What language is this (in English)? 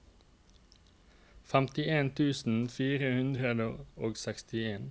Norwegian